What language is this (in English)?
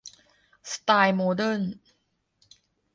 Thai